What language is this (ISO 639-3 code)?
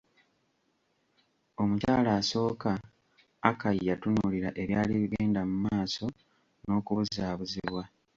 lug